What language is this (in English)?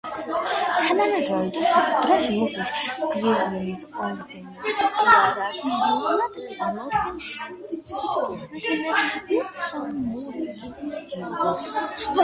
Georgian